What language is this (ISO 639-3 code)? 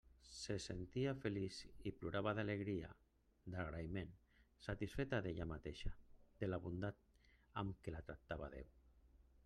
cat